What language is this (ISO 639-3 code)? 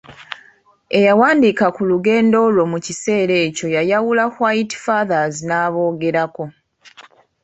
lug